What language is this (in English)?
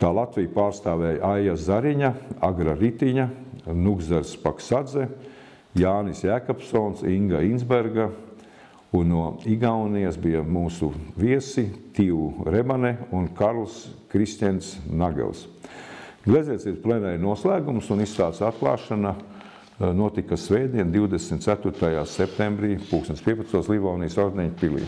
Latvian